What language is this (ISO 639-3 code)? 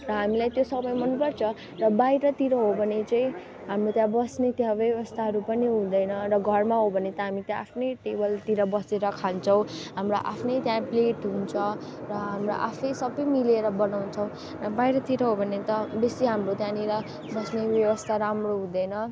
nep